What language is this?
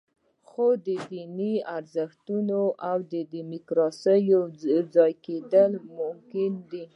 Pashto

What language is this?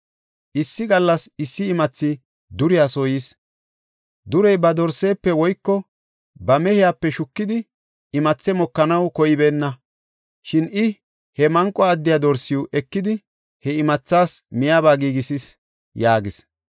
Gofa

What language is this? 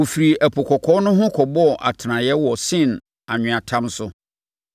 Akan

